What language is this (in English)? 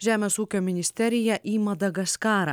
Lithuanian